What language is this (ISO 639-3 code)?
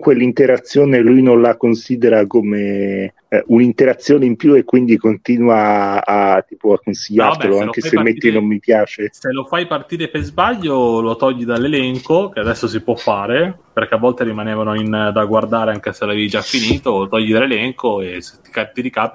ita